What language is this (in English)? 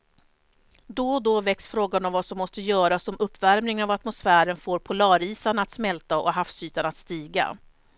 Swedish